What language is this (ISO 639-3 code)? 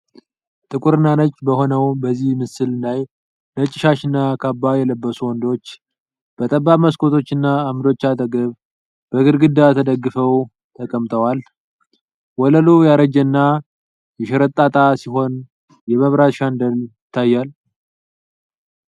amh